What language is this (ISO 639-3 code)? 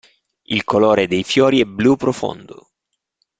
ita